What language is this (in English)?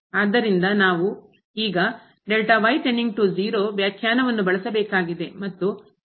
Kannada